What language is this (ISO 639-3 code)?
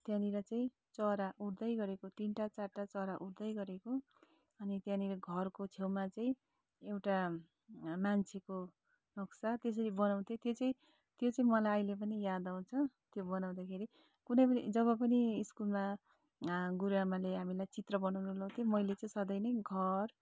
nep